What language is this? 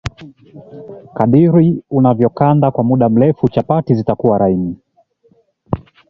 Swahili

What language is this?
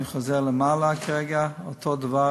Hebrew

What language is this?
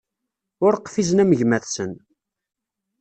Kabyle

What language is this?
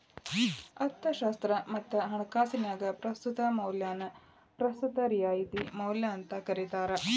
Kannada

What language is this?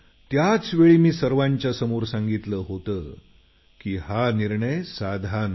Marathi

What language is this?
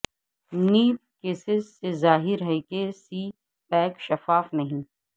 Urdu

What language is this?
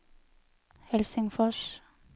Norwegian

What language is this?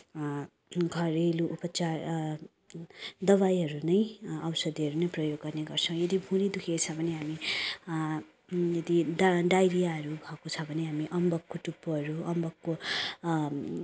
Nepali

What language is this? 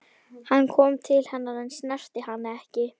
Icelandic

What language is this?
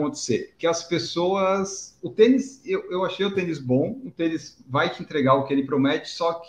Portuguese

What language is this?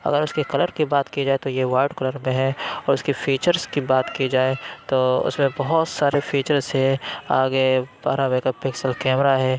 Urdu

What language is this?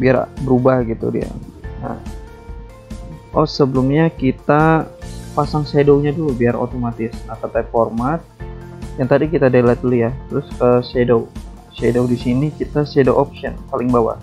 Indonesian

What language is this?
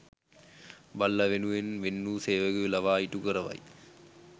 Sinhala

